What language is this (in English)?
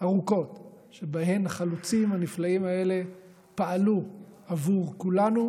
Hebrew